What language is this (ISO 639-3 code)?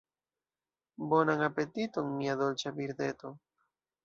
epo